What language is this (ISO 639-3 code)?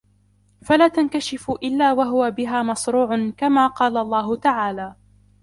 ara